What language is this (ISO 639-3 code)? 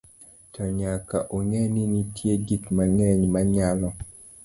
luo